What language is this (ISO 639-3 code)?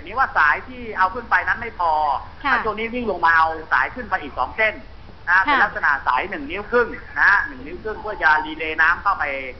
tha